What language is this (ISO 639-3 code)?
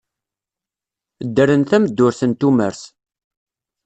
kab